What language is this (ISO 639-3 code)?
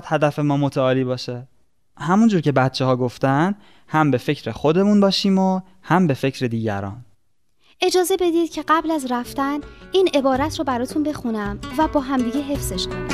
fas